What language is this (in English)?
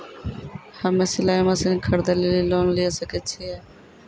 Maithili